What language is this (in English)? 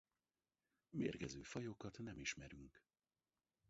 Hungarian